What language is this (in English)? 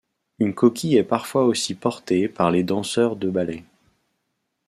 French